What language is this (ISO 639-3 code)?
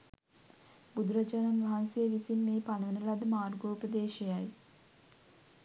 sin